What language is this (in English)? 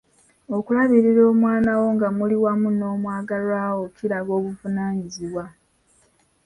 Ganda